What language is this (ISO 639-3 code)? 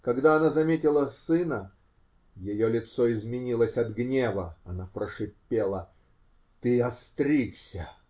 rus